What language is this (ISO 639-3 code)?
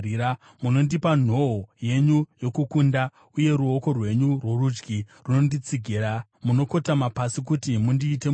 sna